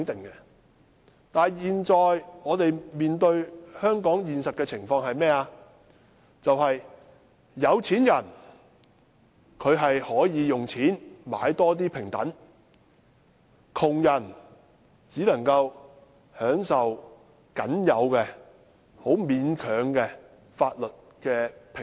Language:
Cantonese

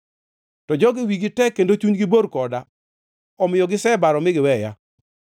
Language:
Luo (Kenya and Tanzania)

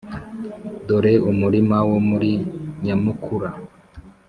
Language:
Kinyarwanda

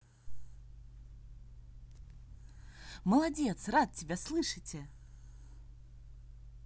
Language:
Russian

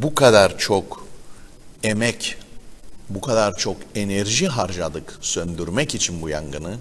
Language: Turkish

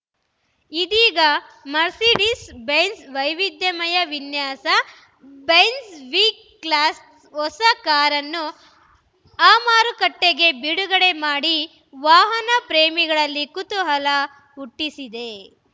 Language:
Kannada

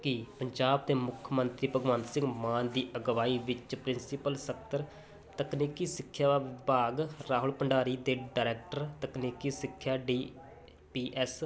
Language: Punjabi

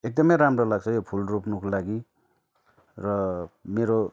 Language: Nepali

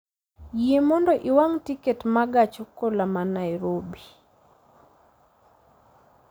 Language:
Luo (Kenya and Tanzania)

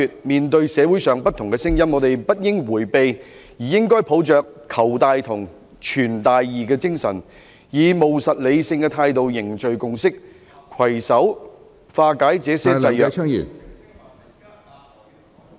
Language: Cantonese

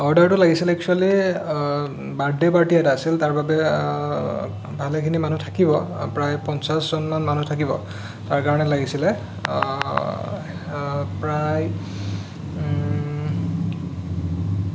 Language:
Assamese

